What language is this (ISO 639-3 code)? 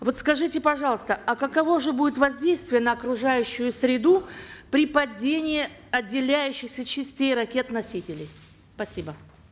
kaz